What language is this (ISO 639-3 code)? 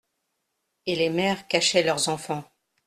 fra